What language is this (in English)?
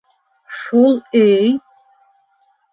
Bashkir